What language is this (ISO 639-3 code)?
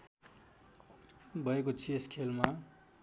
nep